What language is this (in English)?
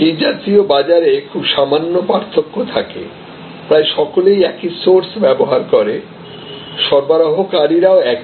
Bangla